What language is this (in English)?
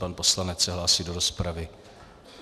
Czech